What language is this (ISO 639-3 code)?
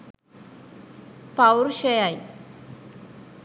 sin